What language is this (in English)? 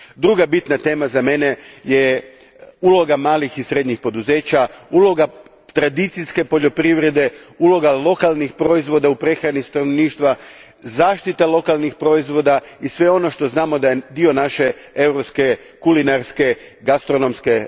Croatian